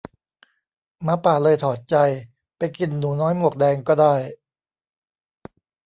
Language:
Thai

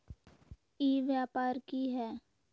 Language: Magahi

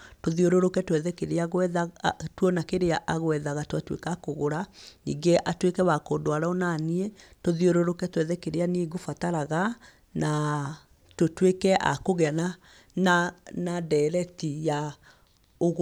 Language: Kikuyu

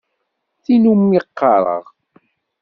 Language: Kabyle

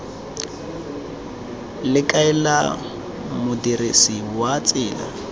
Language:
Tswana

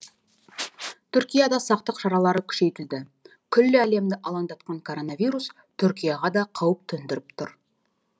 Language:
Kazakh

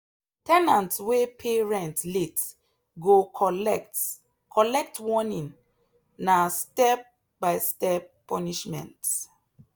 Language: Nigerian Pidgin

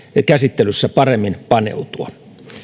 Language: Finnish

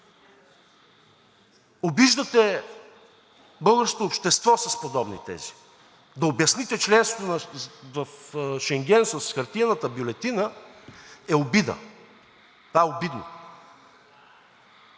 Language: Bulgarian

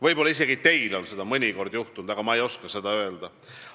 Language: Estonian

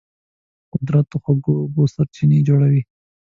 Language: Pashto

